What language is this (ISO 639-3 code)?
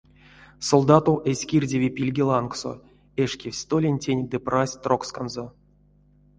myv